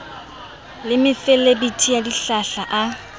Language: Southern Sotho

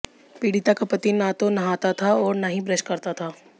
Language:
Hindi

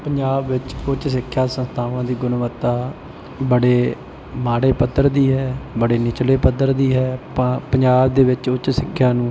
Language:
Punjabi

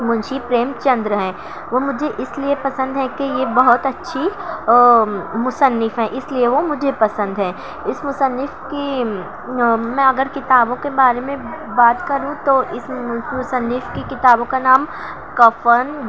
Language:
Urdu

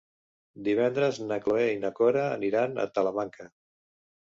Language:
Catalan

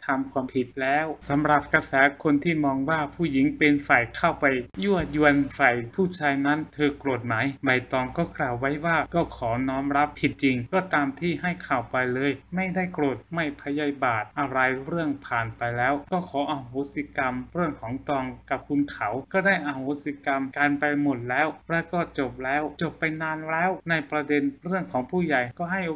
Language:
Thai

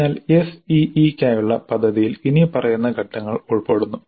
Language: Malayalam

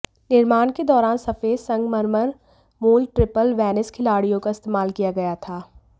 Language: Hindi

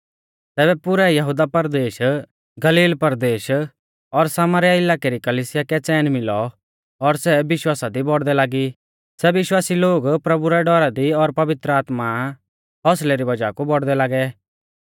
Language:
Mahasu Pahari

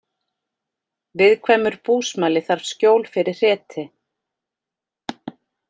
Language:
Icelandic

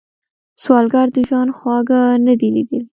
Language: Pashto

